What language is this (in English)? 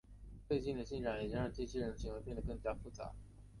Chinese